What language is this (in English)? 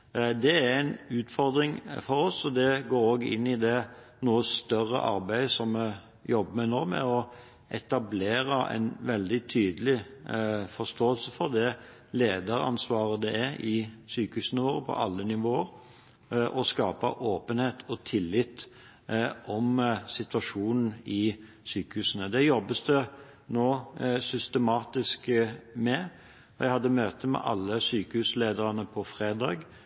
Norwegian Bokmål